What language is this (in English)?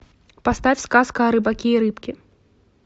Russian